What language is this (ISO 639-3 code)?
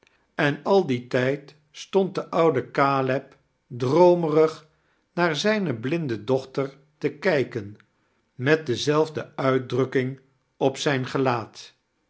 nld